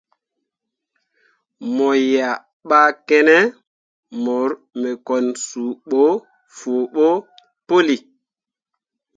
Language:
Mundang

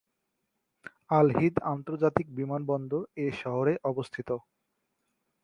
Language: Bangla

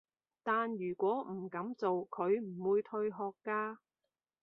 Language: Cantonese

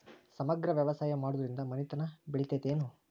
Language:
Kannada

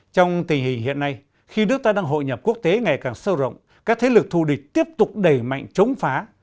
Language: Vietnamese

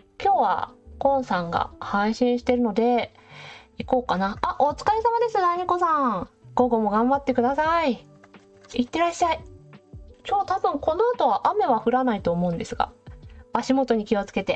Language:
Japanese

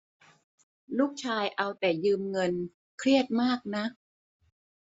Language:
Thai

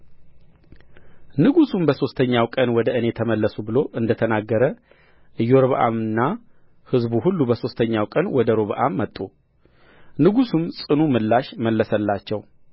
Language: Amharic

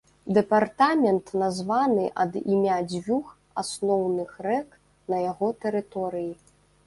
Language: Belarusian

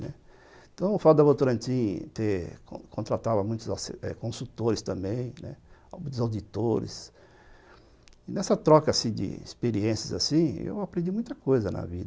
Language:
Portuguese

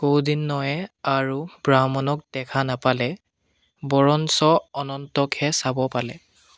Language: Assamese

